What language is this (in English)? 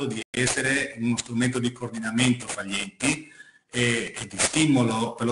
Italian